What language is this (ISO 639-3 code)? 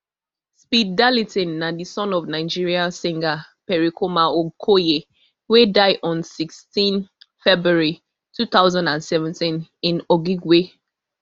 pcm